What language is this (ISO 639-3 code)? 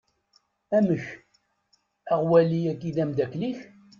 kab